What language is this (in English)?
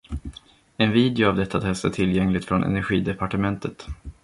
Swedish